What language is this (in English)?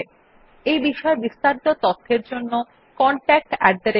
Bangla